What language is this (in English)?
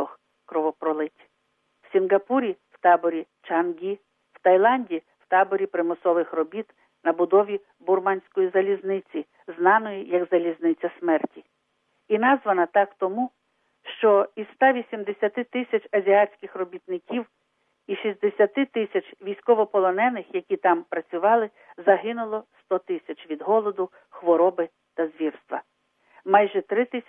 Ukrainian